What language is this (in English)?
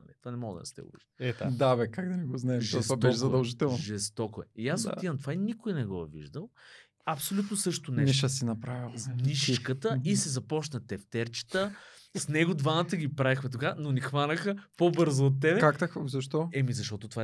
Bulgarian